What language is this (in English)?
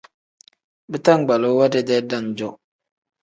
Tem